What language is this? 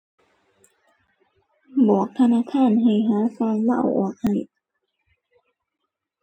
Thai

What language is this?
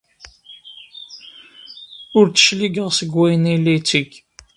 Kabyle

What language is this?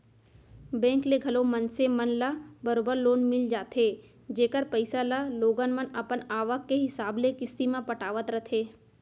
Chhattisgarhi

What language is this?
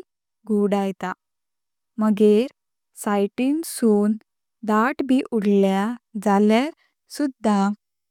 Konkani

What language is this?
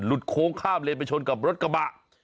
Thai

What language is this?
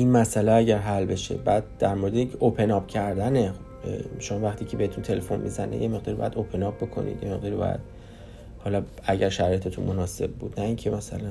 Persian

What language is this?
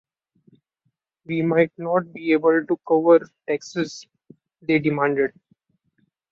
English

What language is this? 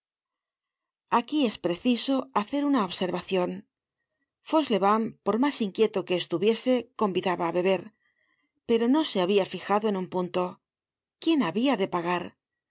Spanish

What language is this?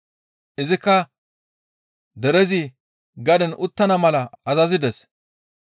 Gamo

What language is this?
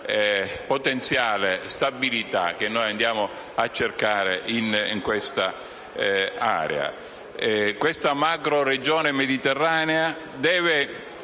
Italian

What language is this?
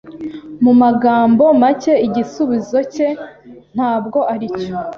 Kinyarwanda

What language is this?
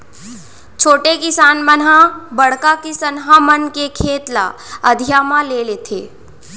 Chhattisgarhi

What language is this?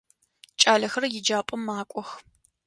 Adyghe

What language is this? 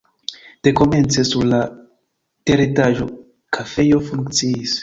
Esperanto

